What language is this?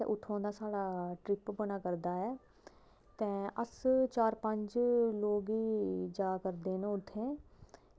Dogri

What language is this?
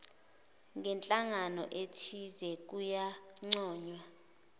Zulu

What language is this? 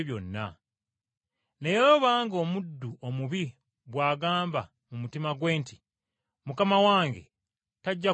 Ganda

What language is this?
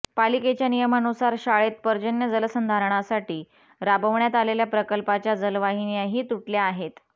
Marathi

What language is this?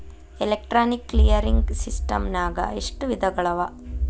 Kannada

